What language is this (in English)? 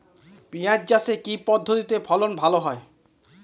Bangla